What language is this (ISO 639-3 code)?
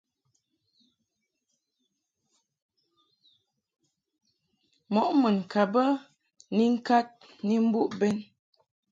mhk